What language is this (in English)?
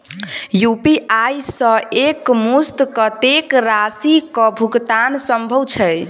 Maithili